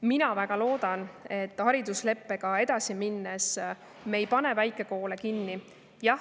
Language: Estonian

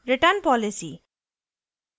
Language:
Hindi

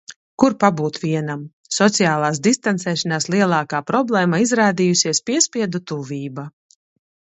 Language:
Latvian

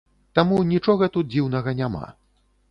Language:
Belarusian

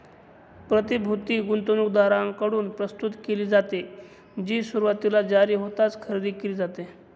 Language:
Marathi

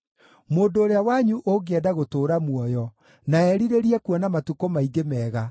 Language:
Kikuyu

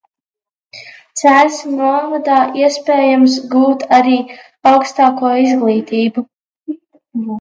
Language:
Latvian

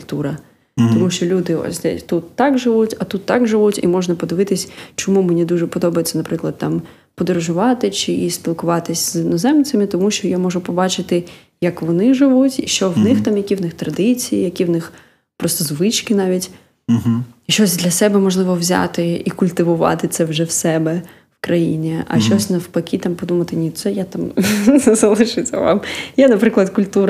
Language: Ukrainian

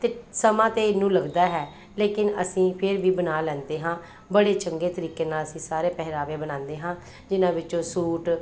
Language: Punjabi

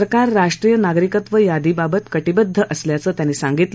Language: Marathi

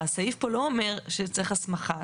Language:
Hebrew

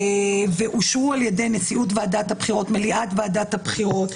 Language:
Hebrew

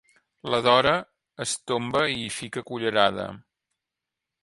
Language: Catalan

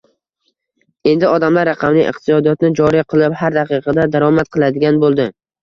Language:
Uzbek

